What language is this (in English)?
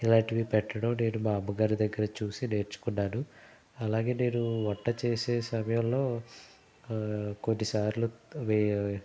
Telugu